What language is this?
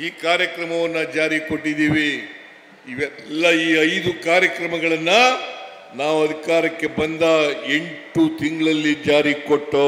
Kannada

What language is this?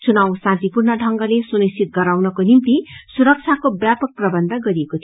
Nepali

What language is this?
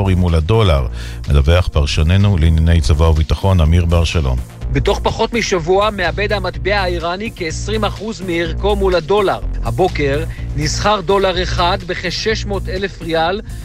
Hebrew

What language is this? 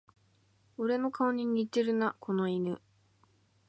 Japanese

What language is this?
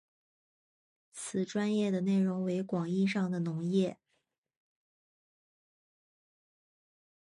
Chinese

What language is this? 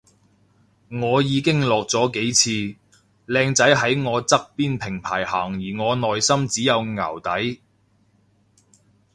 Cantonese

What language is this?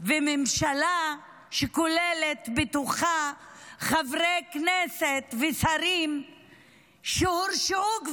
Hebrew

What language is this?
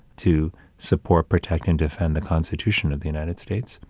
English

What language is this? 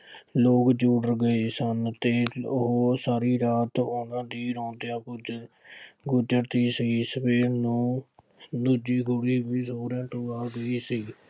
Punjabi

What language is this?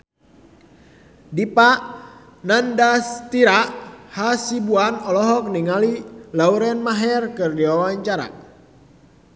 Sundanese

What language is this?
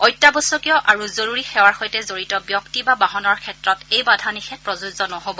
Assamese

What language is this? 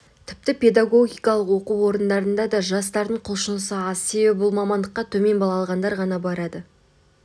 Kazakh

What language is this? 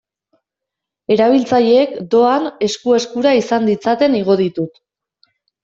Basque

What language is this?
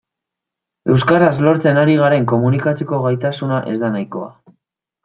Basque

